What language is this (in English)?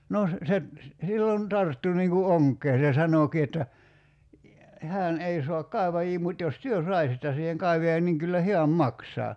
Finnish